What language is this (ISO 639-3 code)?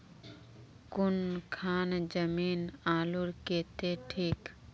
mag